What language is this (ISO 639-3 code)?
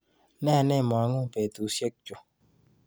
kln